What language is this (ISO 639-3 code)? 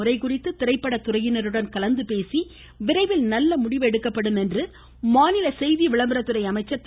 tam